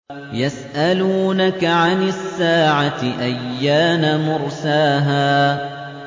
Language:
Arabic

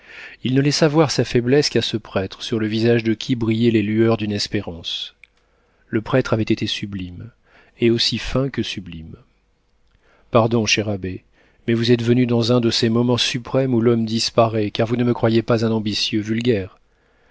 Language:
French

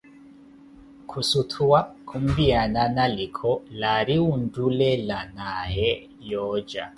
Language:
Koti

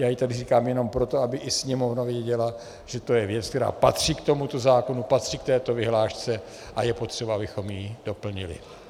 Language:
Czech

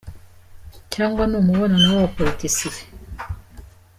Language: Kinyarwanda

